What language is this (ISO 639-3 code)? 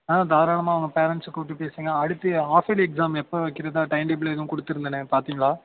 tam